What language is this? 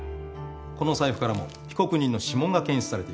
Japanese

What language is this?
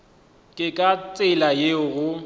Northern Sotho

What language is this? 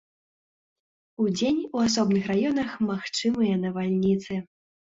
Belarusian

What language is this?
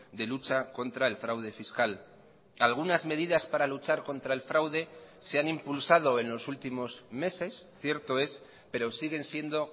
Spanish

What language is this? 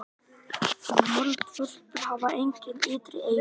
Icelandic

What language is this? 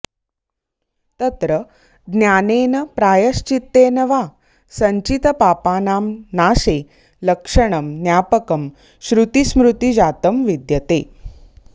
Sanskrit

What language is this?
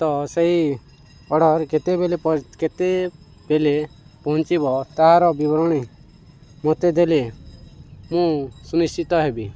Odia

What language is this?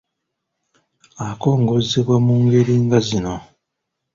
Ganda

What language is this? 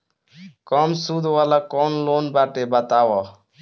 Bhojpuri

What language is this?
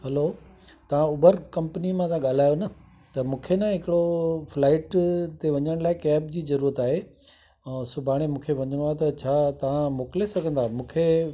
Sindhi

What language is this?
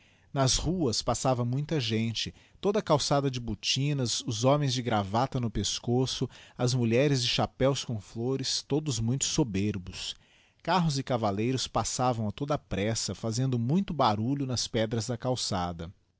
Portuguese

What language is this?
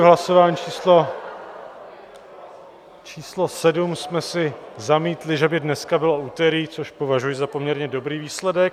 Czech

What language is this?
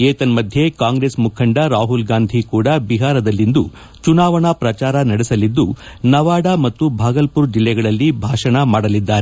Kannada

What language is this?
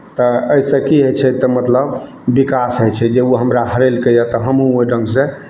Maithili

